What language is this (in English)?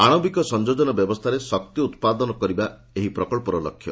Odia